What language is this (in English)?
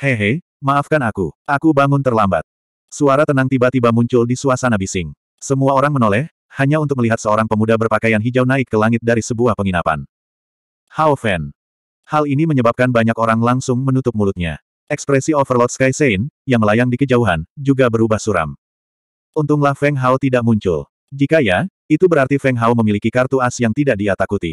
Indonesian